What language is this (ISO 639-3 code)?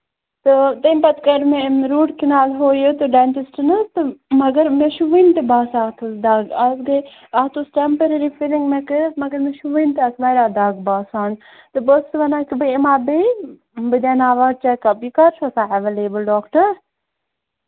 kas